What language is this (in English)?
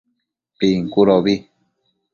Matsés